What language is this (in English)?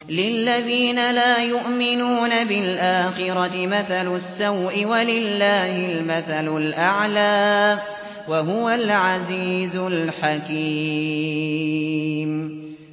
Arabic